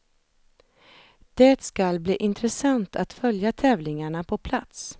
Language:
Swedish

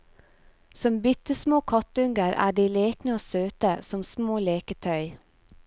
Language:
Norwegian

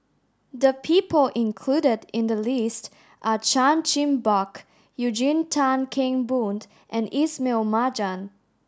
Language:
English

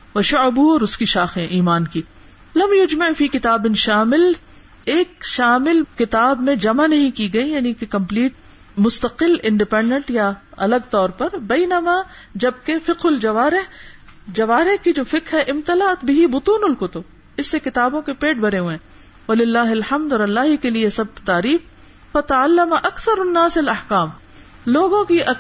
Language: Urdu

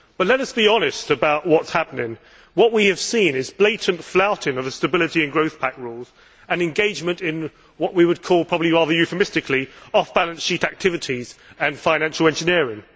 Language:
English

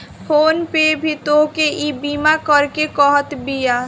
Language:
Bhojpuri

